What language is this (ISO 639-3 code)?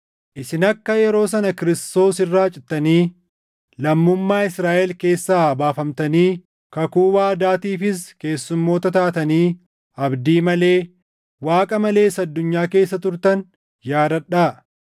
orm